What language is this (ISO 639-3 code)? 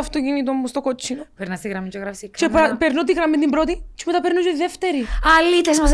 ell